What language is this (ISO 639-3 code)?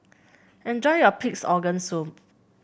eng